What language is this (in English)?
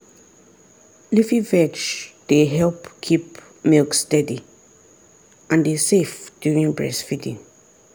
Nigerian Pidgin